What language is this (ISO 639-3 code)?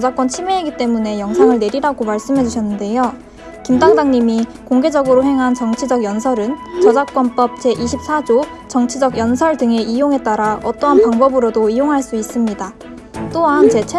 kor